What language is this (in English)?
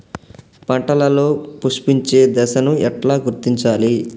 Telugu